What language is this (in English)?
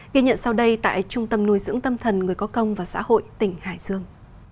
Vietnamese